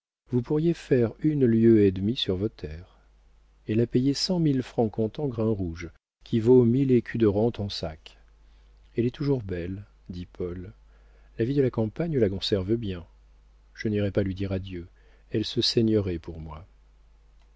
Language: French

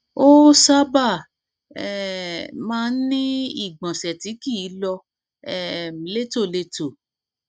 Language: Yoruba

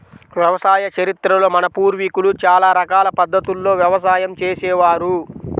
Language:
Telugu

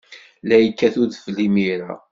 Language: Kabyle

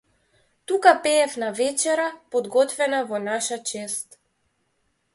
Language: Macedonian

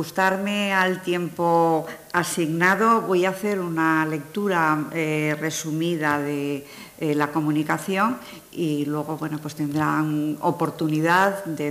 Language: Spanish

